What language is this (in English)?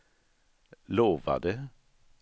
Swedish